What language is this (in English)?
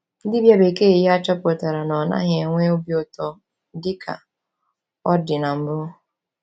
Igbo